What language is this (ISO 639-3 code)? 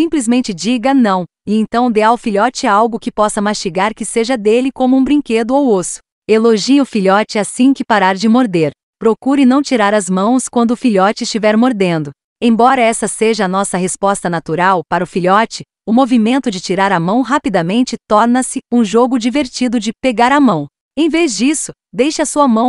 por